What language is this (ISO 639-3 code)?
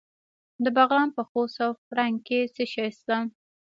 pus